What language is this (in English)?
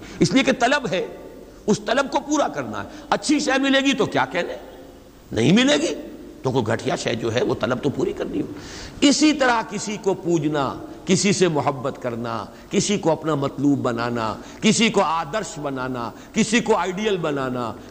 Urdu